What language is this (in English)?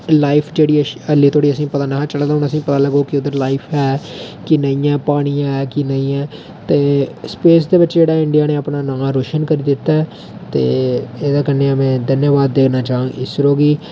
Dogri